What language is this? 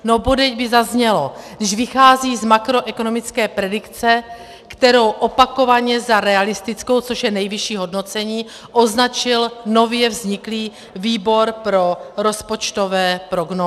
Czech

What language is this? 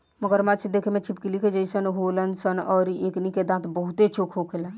Bhojpuri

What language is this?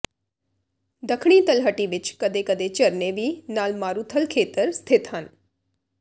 Punjabi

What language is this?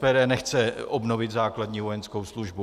Czech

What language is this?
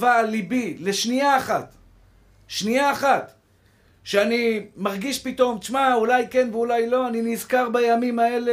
Hebrew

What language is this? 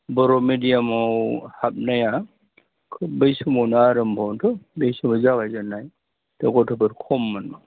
Bodo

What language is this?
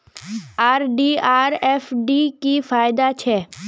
Magahi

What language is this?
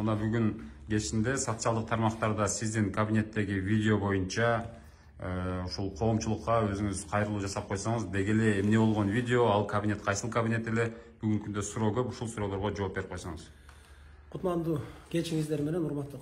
Turkish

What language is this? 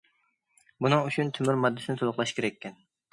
Uyghur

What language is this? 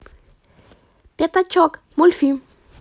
Russian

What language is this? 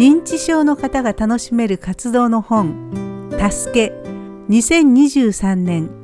Japanese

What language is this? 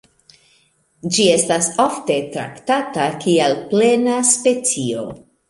Esperanto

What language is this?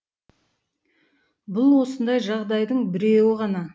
Kazakh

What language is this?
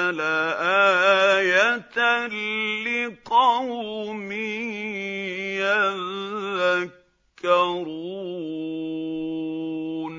Arabic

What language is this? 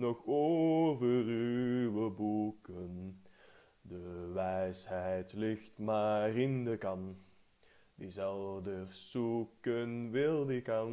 Dutch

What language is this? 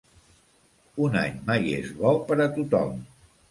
Catalan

